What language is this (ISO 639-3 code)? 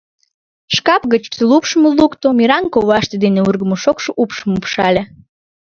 chm